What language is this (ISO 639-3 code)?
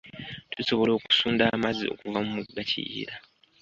lug